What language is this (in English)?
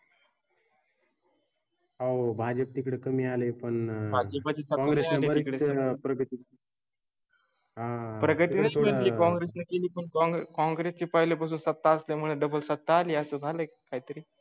Marathi